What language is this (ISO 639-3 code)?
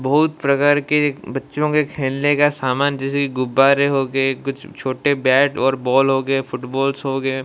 hin